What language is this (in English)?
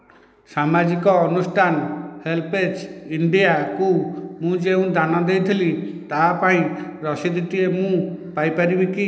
Odia